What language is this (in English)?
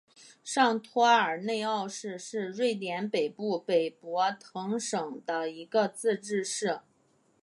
Chinese